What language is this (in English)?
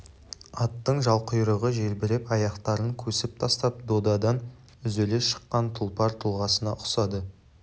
Kazakh